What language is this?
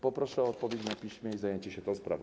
Polish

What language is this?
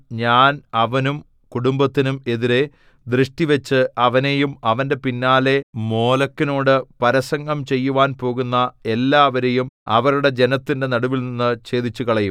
Malayalam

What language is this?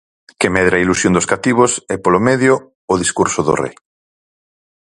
Galician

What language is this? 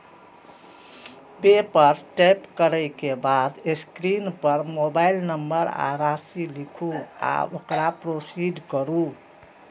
Maithili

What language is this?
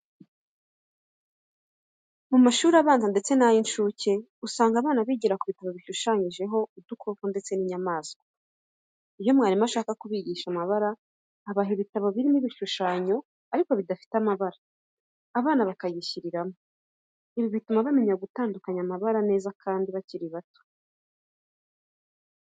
Kinyarwanda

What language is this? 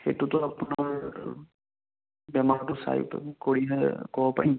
Assamese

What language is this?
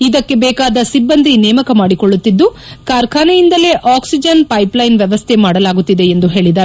Kannada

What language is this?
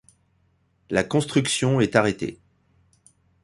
French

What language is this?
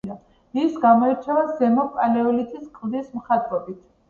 Georgian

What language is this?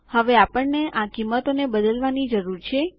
Gujarati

